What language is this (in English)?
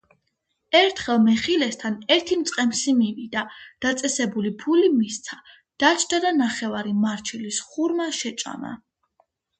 Georgian